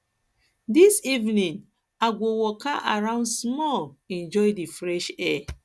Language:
Nigerian Pidgin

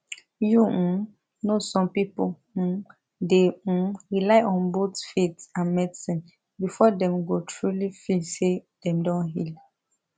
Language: Nigerian Pidgin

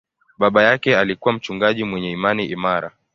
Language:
Swahili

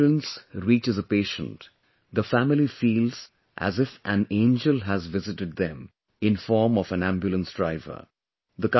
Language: English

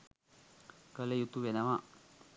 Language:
Sinhala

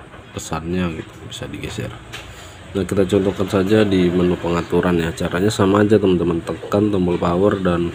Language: Indonesian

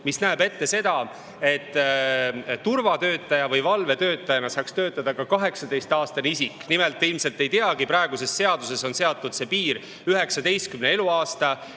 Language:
Estonian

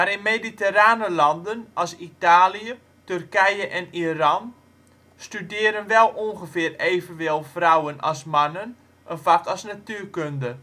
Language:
Dutch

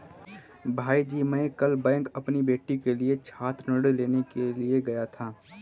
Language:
Hindi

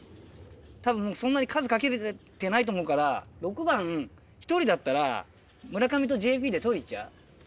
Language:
Japanese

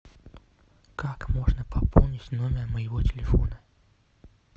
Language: Russian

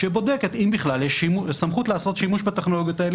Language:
Hebrew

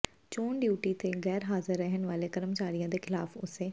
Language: Punjabi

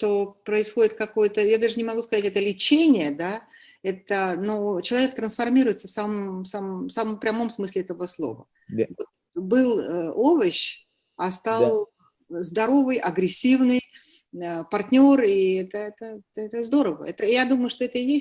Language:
Russian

